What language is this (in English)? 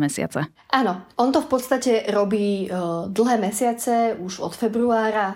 Slovak